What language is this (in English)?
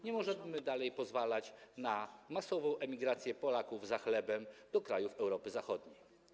Polish